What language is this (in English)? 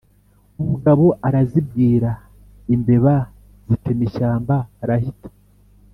Kinyarwanda